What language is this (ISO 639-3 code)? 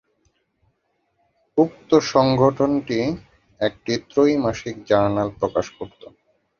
ben